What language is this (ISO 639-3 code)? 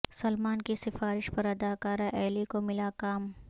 urd